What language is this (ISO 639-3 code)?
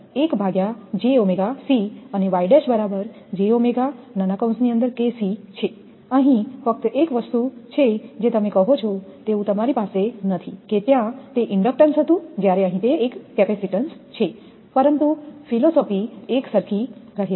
guj